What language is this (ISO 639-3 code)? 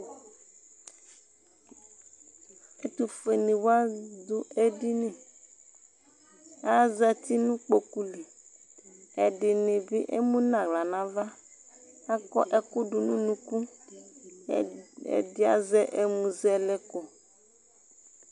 kpo